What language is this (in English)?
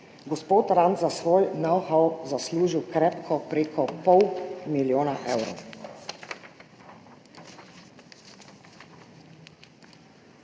Slovenian